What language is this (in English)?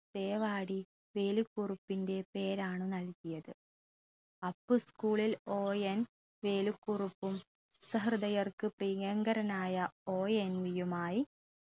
Malayalam